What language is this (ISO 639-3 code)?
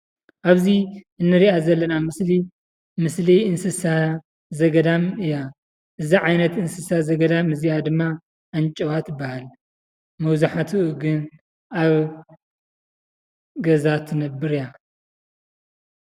tir